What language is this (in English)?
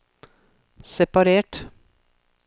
Norwegian